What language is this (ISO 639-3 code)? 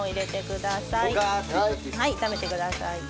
jpn